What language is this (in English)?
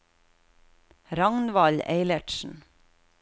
Norwegian